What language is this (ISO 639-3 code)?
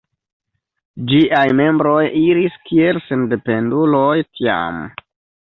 epo